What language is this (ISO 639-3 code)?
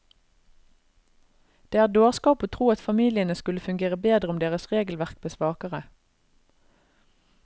nor